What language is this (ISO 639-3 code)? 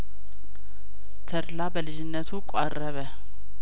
amh